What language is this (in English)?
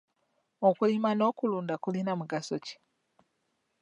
Ganda